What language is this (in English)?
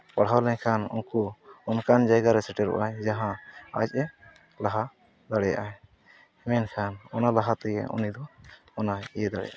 Santali